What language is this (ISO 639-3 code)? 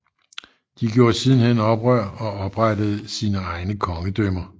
dan